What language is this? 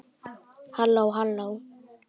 Icelandic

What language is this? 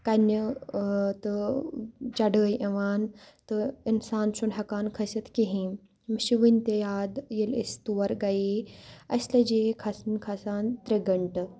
Kashmiri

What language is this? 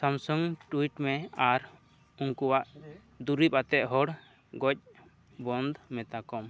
Santali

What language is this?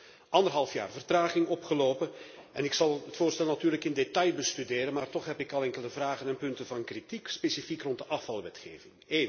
Dutch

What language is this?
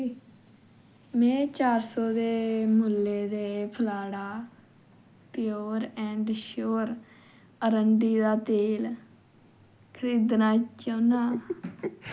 Dogri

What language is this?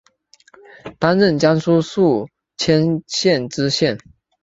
Chinese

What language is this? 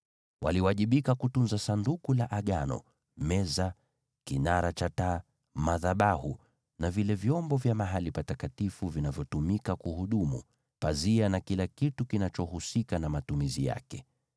Swahili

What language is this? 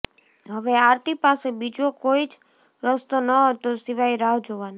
Gujarati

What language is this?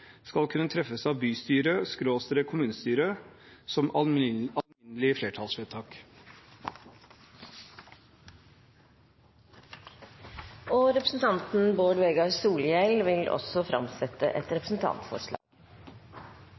Norwegian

